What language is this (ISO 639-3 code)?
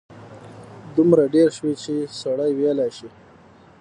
pus